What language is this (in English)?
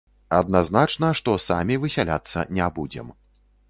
Belarusian